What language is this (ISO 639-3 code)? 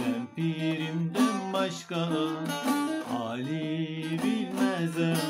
tur